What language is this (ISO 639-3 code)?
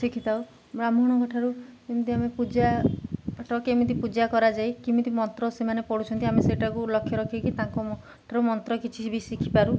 ori